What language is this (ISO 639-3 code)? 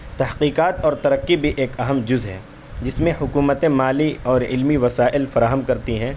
urd